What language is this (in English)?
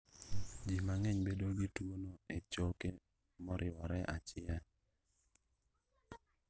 Luo (Kenya and Tanzania)